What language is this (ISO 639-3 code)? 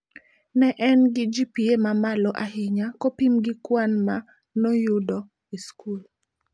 luo